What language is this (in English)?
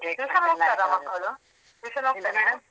Kannada